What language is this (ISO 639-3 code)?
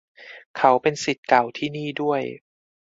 tha